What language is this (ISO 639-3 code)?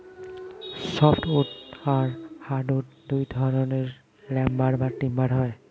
ben